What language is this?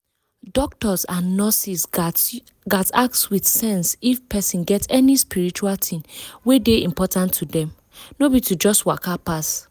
Nigerian Pidgin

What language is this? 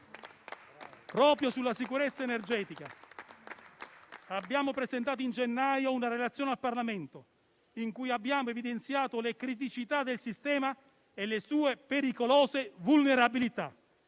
Italian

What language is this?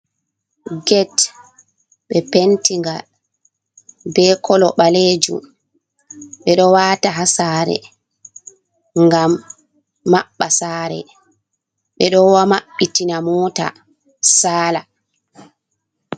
Fula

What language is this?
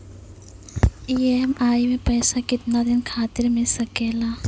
Maithili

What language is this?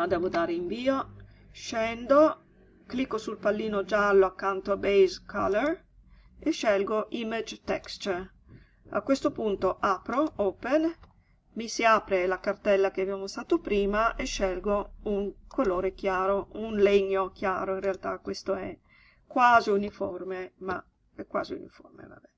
Italian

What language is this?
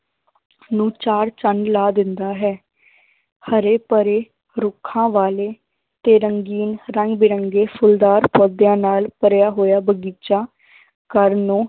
Punjabi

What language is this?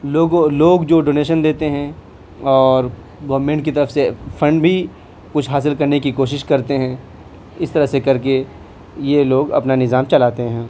Urdu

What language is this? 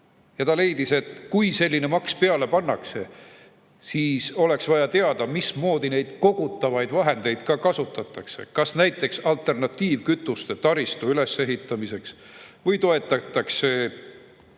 Estonian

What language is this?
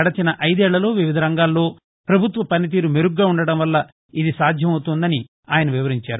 Telugu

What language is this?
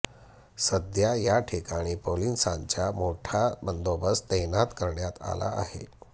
Marathi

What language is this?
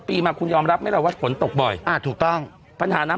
Thai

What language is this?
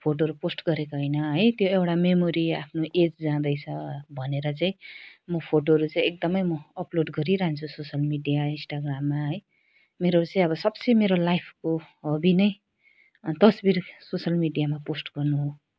Nepali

